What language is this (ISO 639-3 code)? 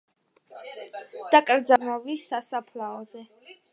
kat